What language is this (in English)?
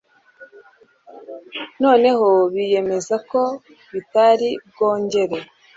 Kinyarwanda